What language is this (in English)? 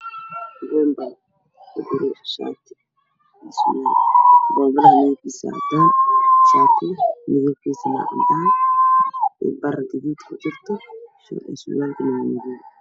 Somali